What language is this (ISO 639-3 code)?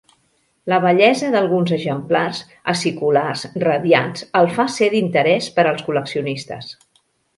cat